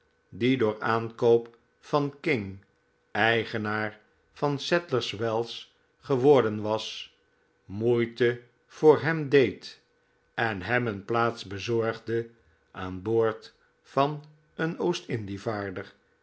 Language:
Dutch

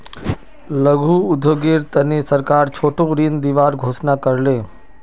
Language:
Magahi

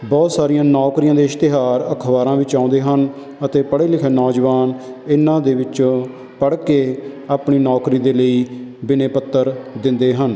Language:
Punjabi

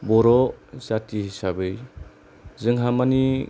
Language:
Bodo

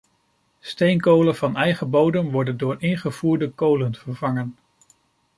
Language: Dutch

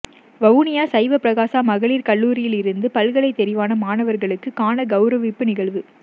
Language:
Tamil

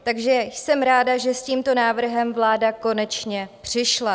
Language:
Czech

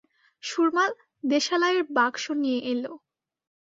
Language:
Bangla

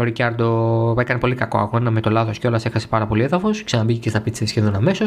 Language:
Greek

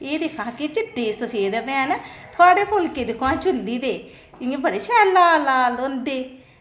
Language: Dogri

